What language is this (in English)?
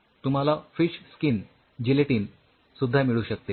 Marathi